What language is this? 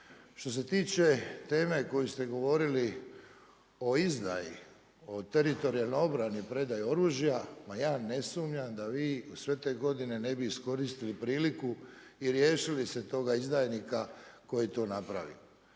Croatian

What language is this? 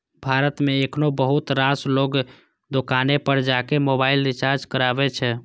Maithili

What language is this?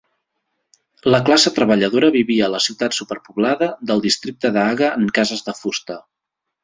Catalan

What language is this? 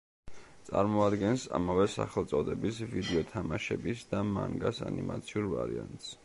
Georgian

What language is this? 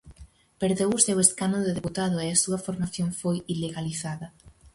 Galician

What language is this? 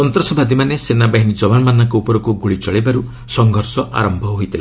Odia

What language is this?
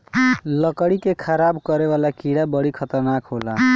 Bhojpuri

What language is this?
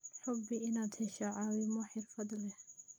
Somali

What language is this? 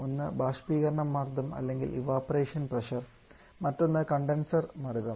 Malayalam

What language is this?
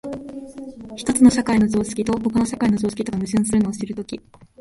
Japanese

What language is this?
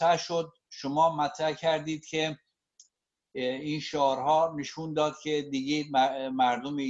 Persian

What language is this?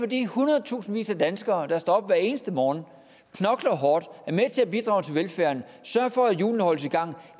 Danish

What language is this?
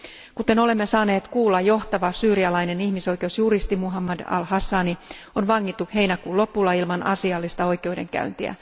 Finnish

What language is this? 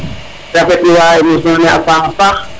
Serer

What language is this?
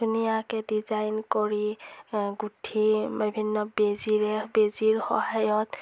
Assamese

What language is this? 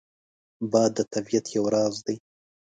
Pashto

